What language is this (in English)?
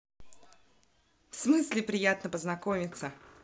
Russian